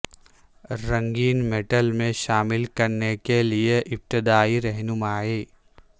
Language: Urdu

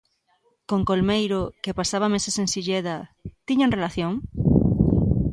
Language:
Galician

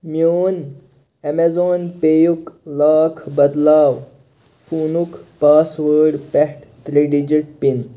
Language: Kashmiri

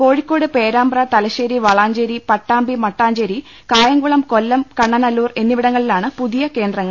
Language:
Malayalam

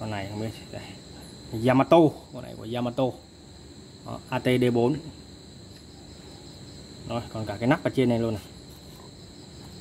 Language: Vietnamese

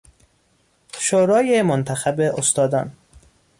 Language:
Persian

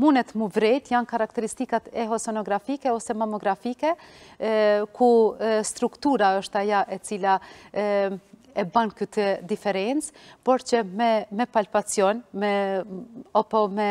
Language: Romanian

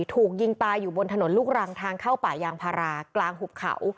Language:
Thai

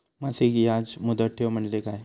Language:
Marathi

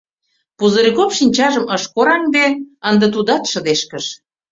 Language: Mari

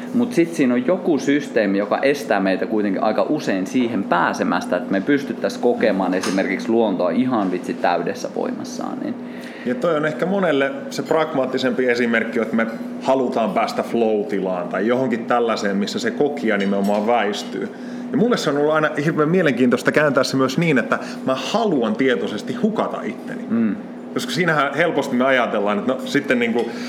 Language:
Finnish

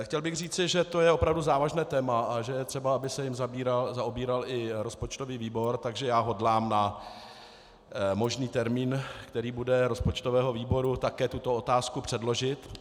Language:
Czech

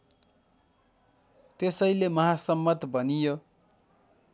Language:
Nepali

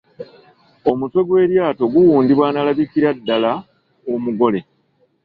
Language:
Ganda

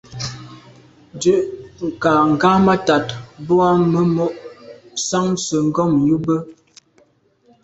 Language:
Medumba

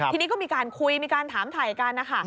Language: Thai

